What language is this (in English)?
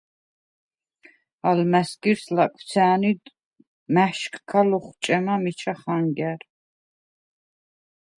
Svan